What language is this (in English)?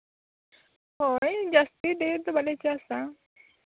Santali